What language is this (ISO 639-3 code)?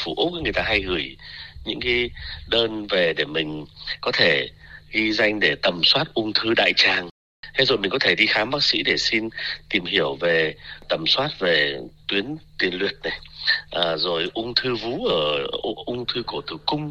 vie